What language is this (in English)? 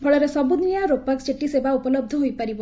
Odia